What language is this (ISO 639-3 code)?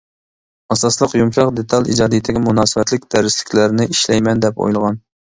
uig